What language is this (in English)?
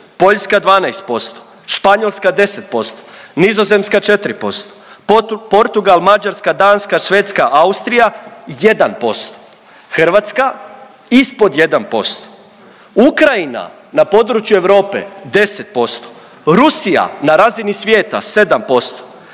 Croatian